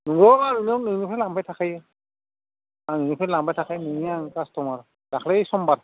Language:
Bodo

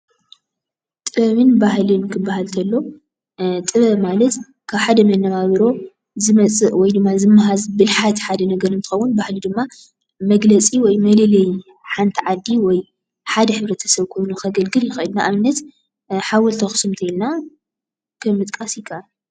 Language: Tigrinya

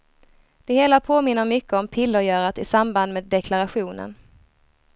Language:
Swedish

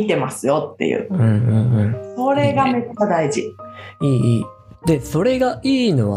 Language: Japanese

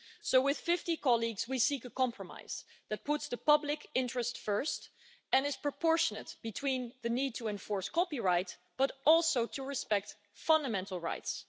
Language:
English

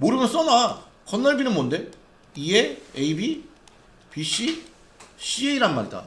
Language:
Korean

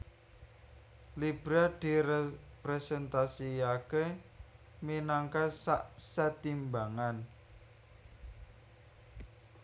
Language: Javanese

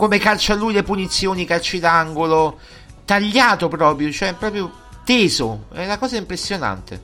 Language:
Italian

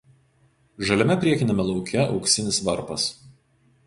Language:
Lithuanian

